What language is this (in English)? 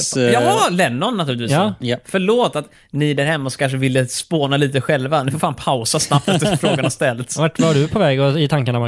Swedish